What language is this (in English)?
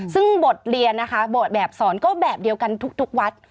Thai